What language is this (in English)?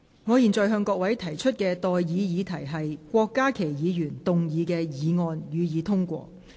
Cantonese